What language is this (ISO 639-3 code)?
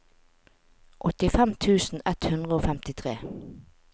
nor